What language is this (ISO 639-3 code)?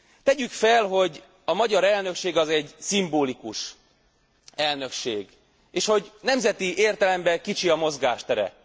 hun